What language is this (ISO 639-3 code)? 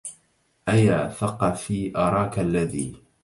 ara